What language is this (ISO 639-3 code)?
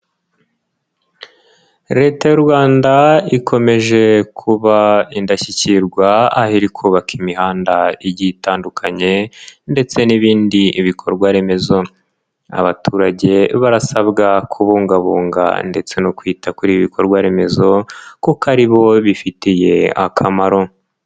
kin